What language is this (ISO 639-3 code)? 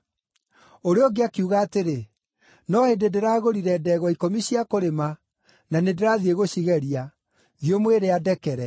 kik